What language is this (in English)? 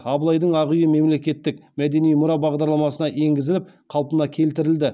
Kazakh